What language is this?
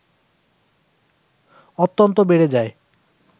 Bangla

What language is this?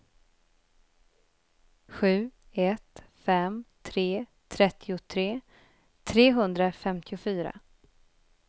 Swedish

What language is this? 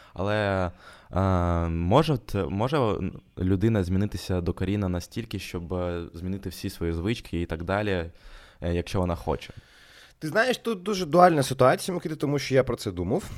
Ukrainian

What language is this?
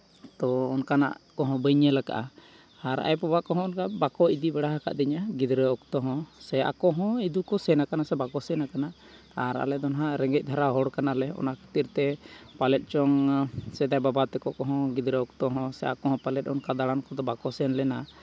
Santali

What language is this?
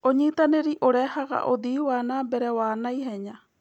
Kikuyu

